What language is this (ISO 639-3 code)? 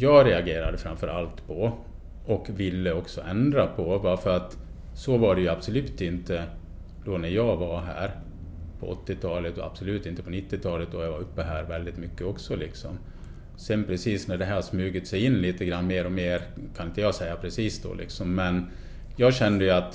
swe